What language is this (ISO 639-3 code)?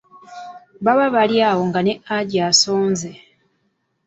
lug